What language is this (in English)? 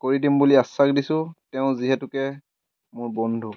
Assamese